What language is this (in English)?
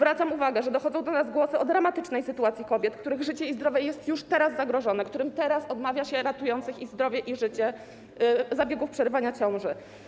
Polish